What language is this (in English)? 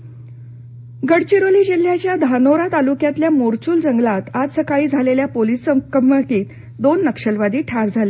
Marathi